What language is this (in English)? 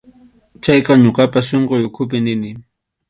Arequipa-La Unión Quechua